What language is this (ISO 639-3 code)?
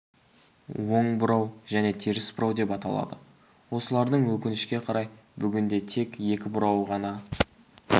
kaz